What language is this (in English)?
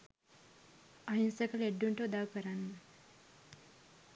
Sinhala